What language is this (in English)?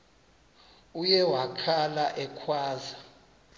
Xhosa